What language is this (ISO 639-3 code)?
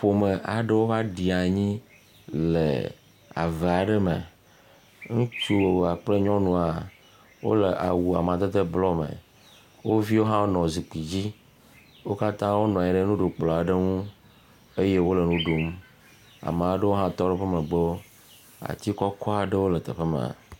ewe